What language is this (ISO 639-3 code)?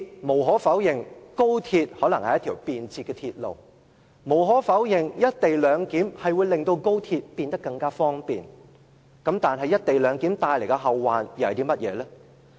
yue